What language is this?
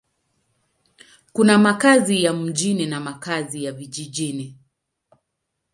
Swahili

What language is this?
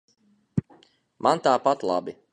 Latvian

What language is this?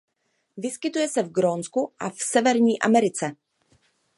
Czech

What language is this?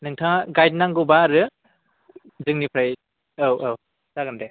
Bodo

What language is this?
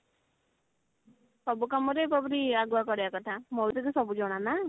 Odia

